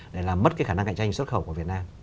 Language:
Vietnamese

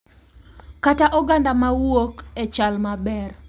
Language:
Luo (Kenya and Tanzania)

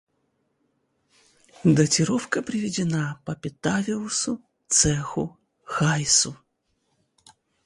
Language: Russian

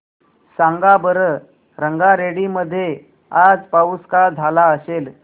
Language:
Marathi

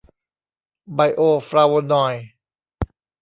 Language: Thai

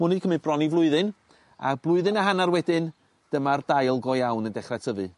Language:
Welsh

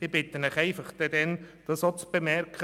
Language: Swiss German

